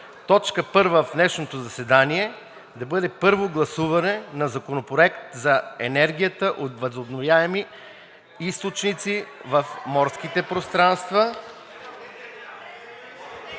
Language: Bulgarian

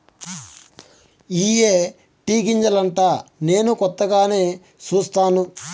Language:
Telugu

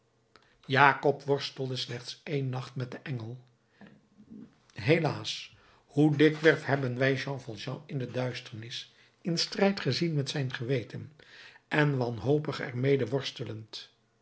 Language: Dutch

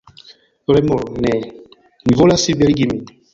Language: Esperanto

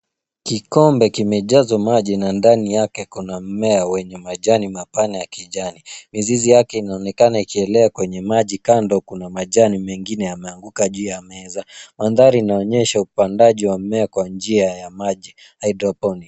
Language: Swahili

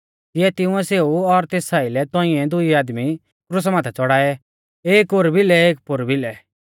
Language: Mahasu Pahari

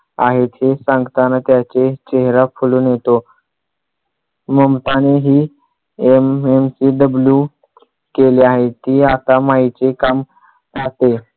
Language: Marathi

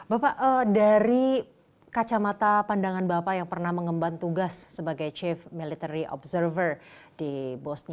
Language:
Indonesian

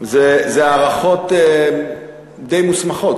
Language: Hebrew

